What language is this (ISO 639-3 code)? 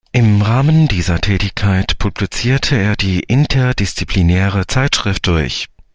deu